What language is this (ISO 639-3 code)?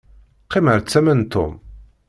kab